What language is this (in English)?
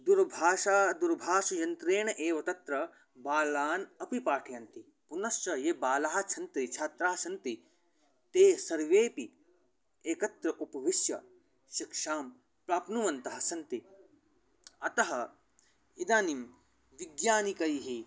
Sanskrit